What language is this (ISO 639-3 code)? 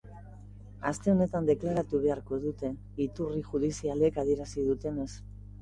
eus